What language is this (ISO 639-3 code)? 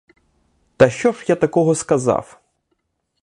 ukr